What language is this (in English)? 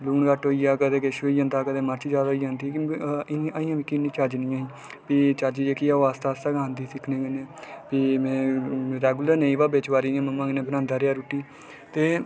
Dogri